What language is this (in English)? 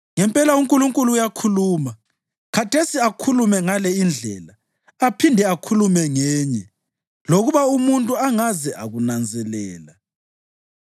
North Ndebele